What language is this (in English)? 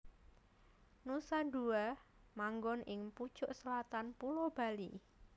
Javanese